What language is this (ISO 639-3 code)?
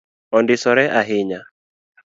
luo